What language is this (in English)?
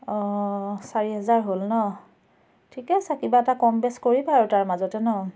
Assamese